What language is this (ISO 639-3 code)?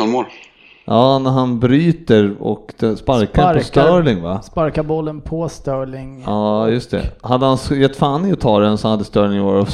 swe